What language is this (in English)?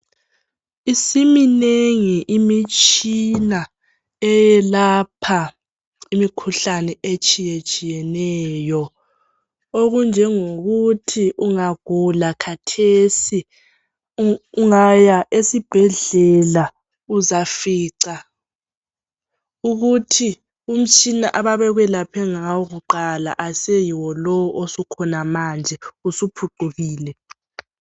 North Ndebele